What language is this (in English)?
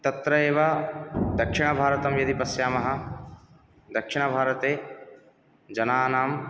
Sanskrit